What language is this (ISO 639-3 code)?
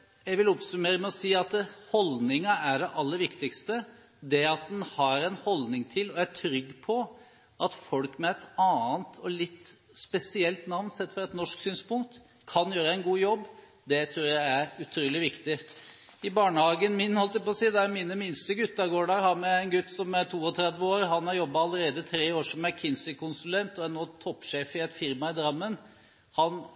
nob